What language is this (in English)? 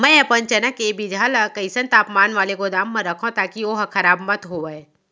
Chhattisgarhi